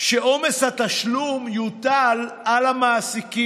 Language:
Hebrew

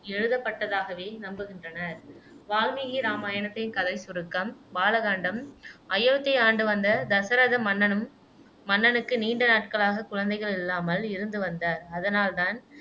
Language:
Tamil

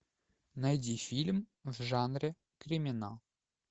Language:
Russian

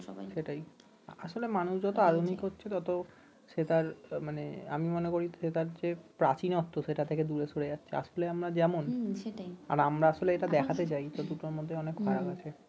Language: Bangla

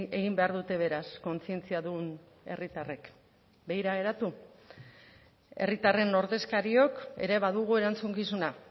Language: Basque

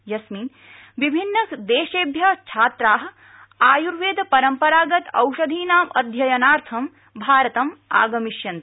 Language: Sanskrit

